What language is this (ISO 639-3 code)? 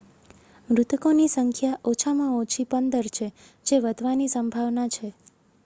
guj